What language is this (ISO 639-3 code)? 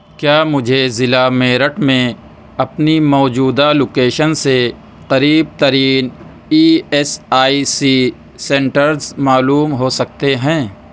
urd